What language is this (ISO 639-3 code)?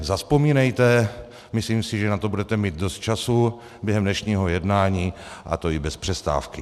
ces